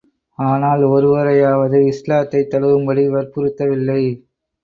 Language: Tamil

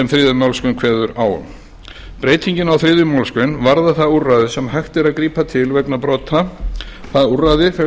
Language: Icelandic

